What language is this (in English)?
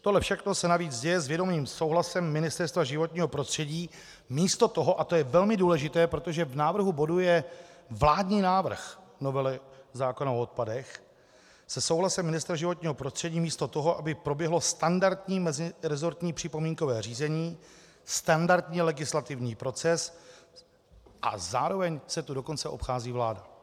Czech